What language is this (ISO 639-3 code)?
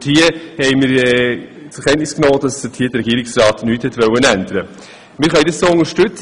gsw